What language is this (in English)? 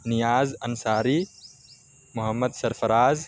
Urdu